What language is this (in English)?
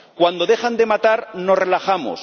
Spanish